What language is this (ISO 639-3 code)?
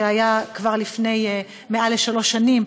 heb